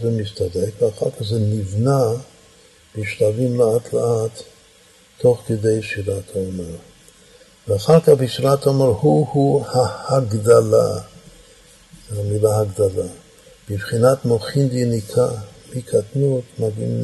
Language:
Hebrew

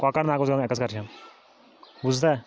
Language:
Kashmiri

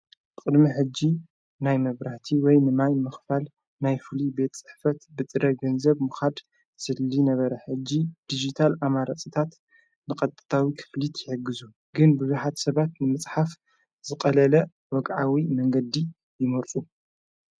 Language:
Tigrinya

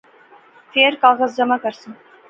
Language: Pahari-Potwari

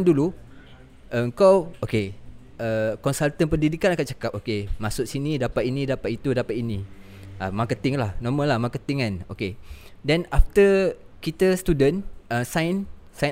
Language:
Malay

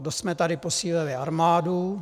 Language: Czech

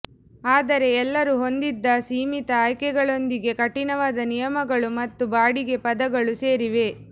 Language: Kannada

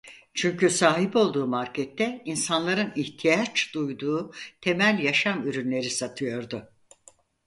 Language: Turkish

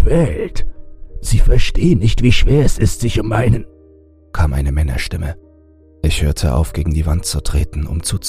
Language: German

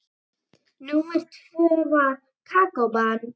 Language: Icelandic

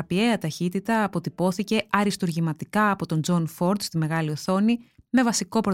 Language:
Greek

